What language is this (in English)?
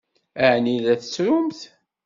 Kabyle